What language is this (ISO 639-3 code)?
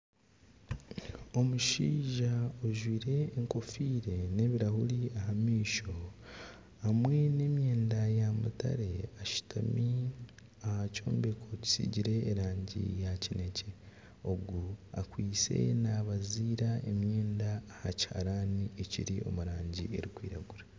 nyn